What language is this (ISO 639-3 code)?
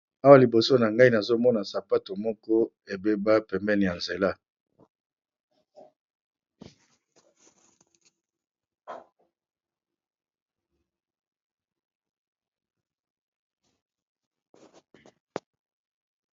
lin